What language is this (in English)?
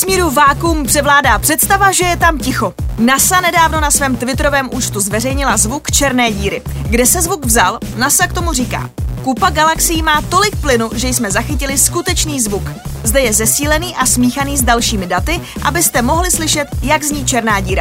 Czech